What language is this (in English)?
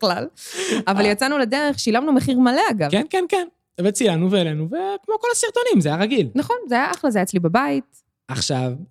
Hebrew